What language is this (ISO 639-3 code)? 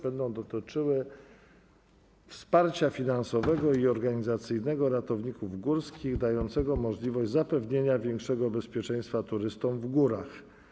pol